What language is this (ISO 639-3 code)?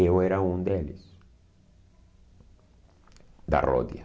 por